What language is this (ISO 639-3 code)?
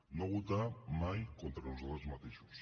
cat